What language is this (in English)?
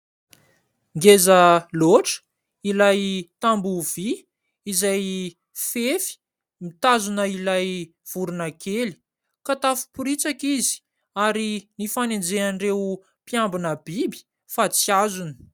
Malagasy